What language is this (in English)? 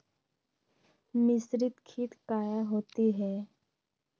Magahi